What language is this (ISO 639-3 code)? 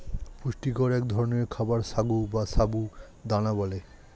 ben